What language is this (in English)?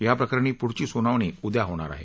Marathi